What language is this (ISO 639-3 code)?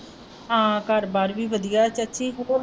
pan